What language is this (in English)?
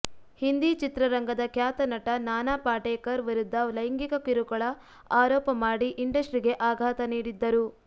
Kannada